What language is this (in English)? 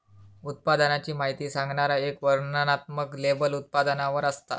Marathi